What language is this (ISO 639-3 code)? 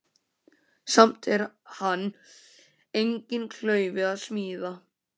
isl